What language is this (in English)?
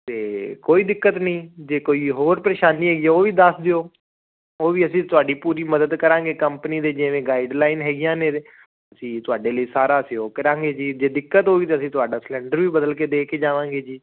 Punjabi